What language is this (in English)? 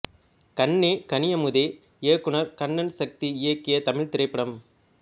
Tamil